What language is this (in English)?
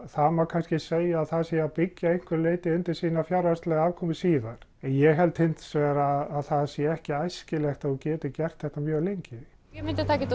Icelandic